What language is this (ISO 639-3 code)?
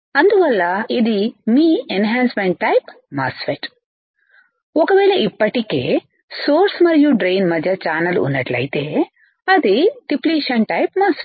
tel